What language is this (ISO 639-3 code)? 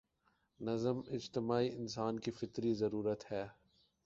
urd